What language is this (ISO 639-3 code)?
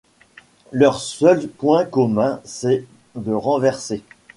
fra